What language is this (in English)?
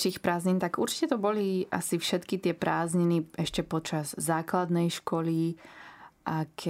Slovak